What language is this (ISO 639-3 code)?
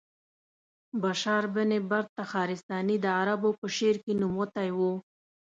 pus